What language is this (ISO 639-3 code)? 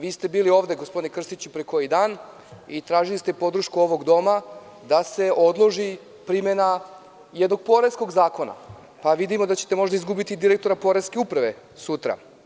srp